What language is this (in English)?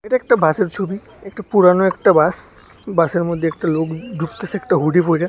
Bangla